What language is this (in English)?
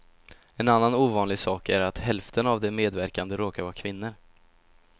Swedish